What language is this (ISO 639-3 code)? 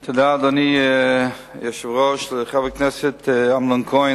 heb